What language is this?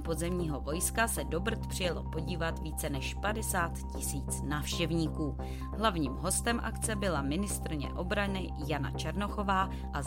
Czech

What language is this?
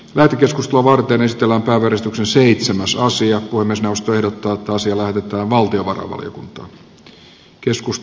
Finnish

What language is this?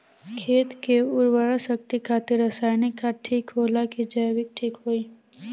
Bhojpuri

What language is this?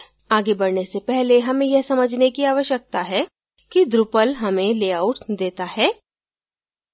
Hindi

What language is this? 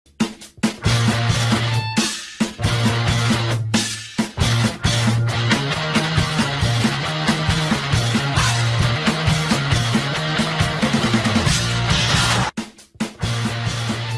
Vietnamese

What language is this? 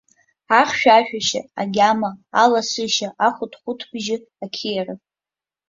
Abkhazian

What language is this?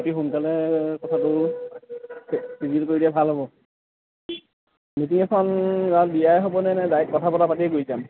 Assamese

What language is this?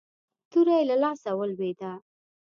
Pashto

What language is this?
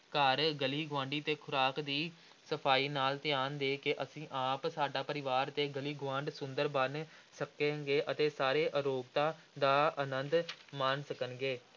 Punjabi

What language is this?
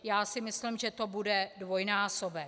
Czech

